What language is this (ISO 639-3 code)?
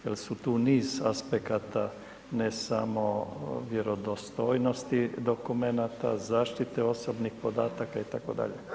hrv